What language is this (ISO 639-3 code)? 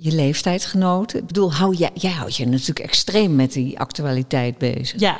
nld